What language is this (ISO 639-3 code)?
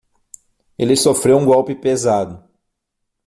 por